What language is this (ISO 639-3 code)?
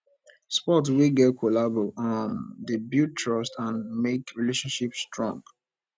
pcm